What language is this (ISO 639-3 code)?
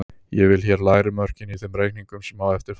isl